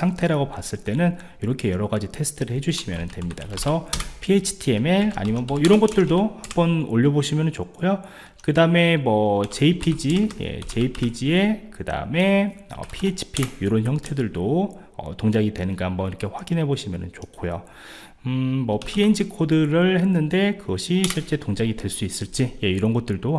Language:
Korean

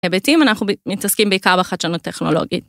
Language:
Hebrew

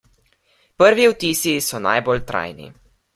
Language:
Slovenian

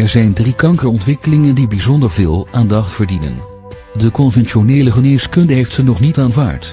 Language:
Dutch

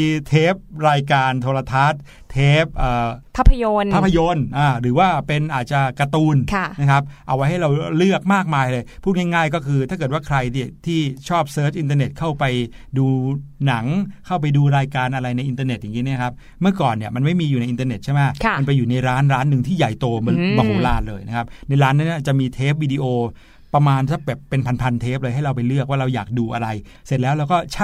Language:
Thai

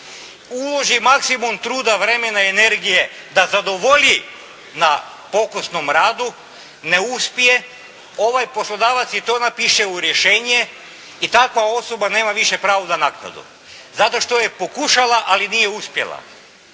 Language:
Croatian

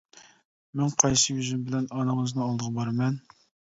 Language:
Uyghur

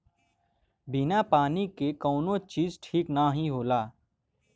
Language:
Bhojpuri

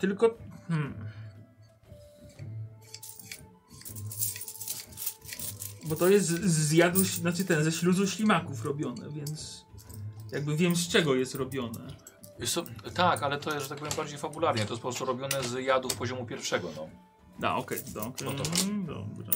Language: Polish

